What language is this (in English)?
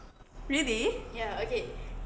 English